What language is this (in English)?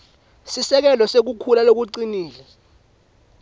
Swati